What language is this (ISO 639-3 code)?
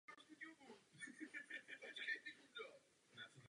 ces